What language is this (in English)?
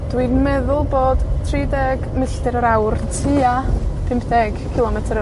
Welsh